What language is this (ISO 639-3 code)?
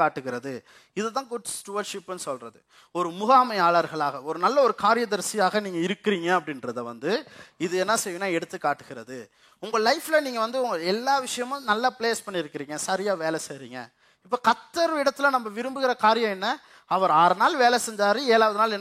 tam